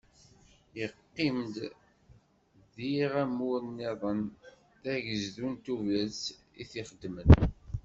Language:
Kabyle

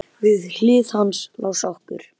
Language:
Icelandic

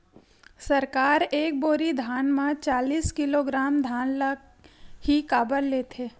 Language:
Chhattisgarhi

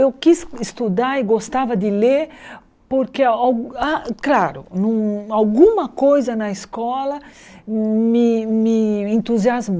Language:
Portuguese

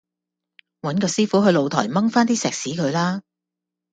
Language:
Cantonese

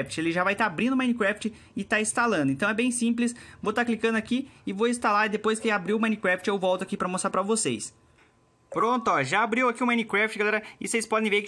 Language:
Portuguese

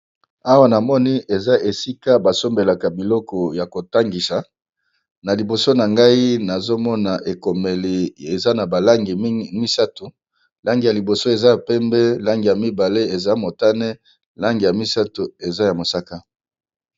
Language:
Lingala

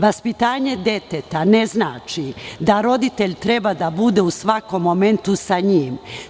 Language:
Serbian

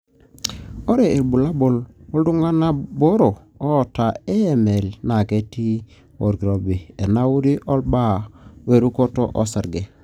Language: Masai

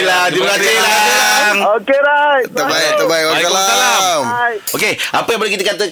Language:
Malay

